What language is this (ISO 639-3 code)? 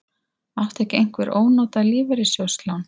isl